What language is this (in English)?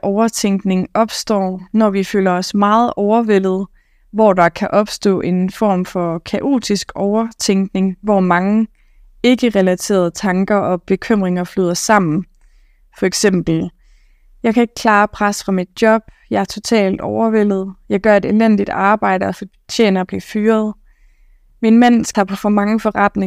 Danish